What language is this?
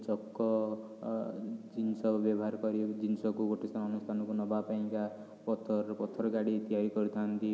Odia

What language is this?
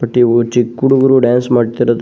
Kannada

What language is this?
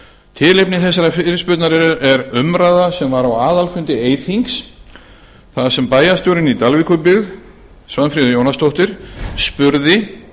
Icelandic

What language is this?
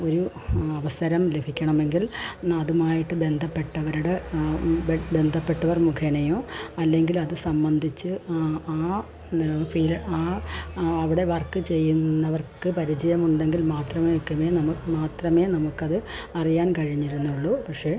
Malayalam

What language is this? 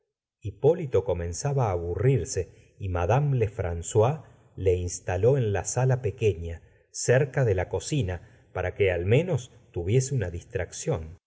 Spanish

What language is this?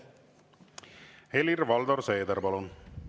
Estonian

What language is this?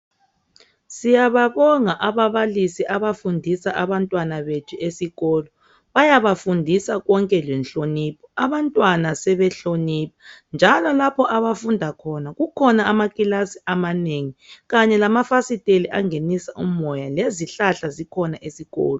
North Ndebele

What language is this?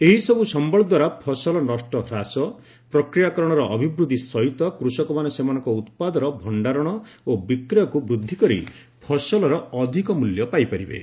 Odia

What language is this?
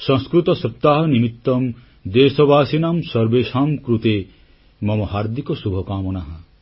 Odia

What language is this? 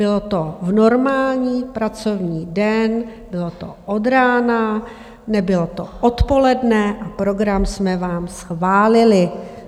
Czech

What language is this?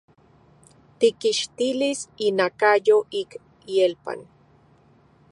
Central Puebla Nahuatl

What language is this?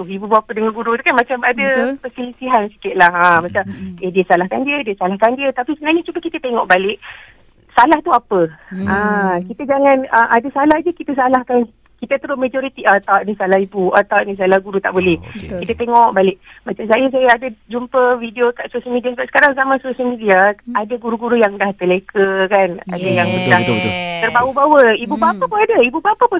Malay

